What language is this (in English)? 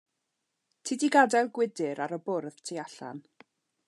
Welsh